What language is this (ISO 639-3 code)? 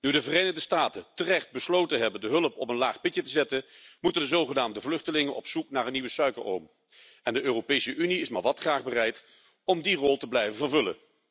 nld